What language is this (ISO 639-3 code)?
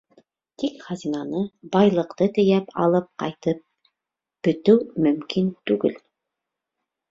bak